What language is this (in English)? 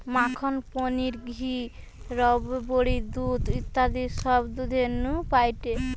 Bangla